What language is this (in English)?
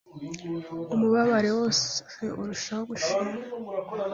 Kinyarwanda